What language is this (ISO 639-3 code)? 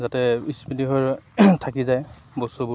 asm